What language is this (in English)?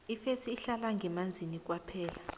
South Ndebele